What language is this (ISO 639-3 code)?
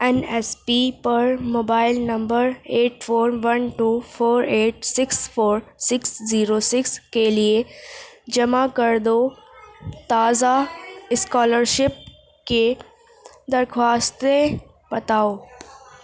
urd